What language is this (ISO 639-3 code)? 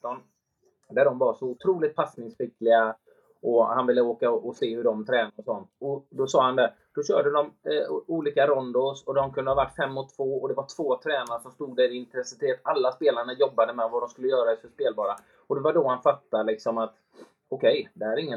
swe